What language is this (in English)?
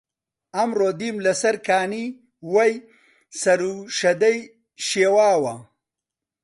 Central Kurdish